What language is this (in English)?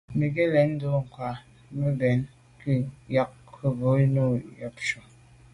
Medumba